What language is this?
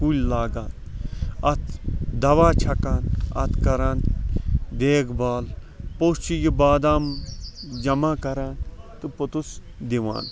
Kashmiri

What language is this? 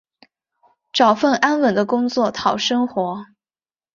Chinese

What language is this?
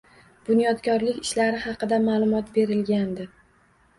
Uzbek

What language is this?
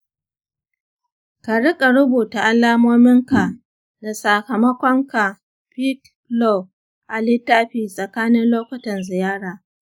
Hausa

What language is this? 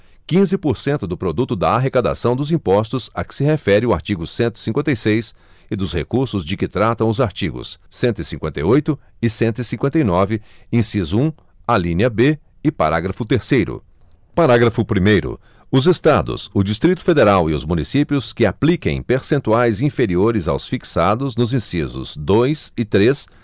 Portuguese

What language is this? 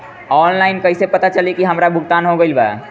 Bhojpuri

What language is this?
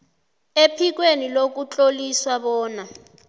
South Ndebele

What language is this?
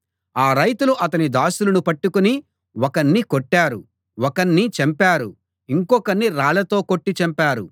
Telugu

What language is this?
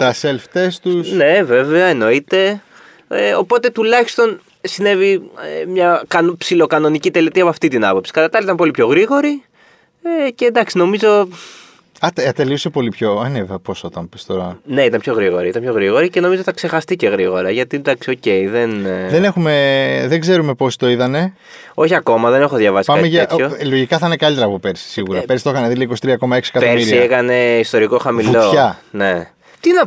Greek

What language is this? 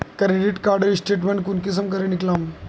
Magahi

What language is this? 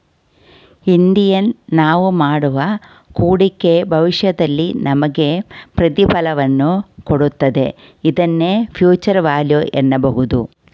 Kannada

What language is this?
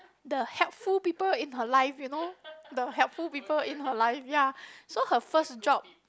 English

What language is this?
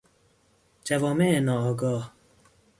Persian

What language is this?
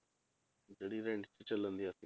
Punjabi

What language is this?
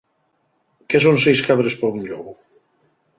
Asturian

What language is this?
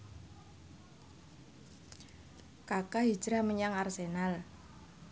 Javanese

